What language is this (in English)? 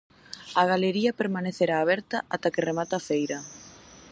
Galician